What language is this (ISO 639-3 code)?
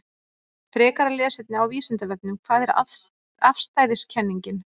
isl